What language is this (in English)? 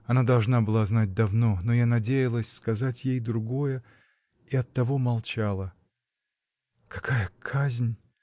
Russian